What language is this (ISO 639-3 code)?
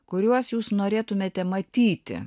lit